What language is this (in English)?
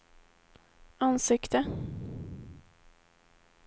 Swedish